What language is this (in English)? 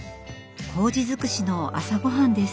Japanese